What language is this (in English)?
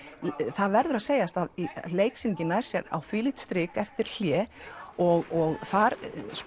Icelandic